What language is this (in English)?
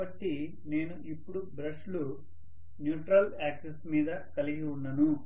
Telugu